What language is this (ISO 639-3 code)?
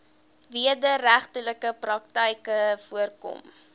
afr